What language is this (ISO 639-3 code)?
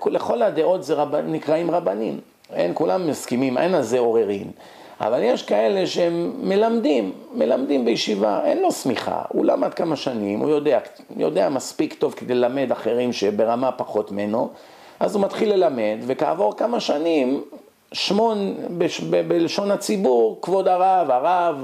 heb